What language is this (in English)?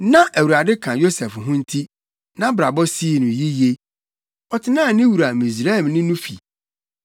Akan